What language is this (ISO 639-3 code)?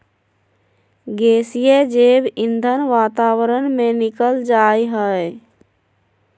mag